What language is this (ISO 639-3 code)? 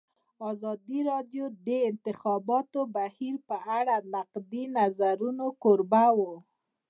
pus